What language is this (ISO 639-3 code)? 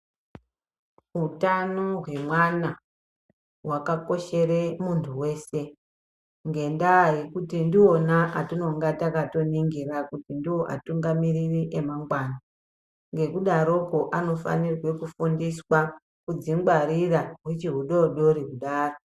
ndc